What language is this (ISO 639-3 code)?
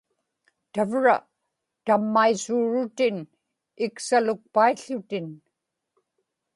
ipk